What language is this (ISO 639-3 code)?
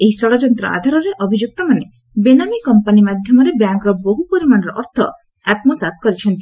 ori